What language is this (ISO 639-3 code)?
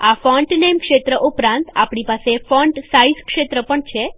guj